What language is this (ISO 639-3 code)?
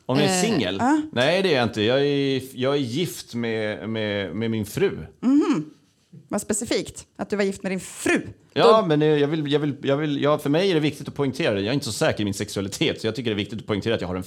swe